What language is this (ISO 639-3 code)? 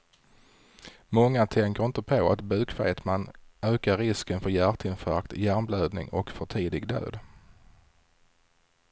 swe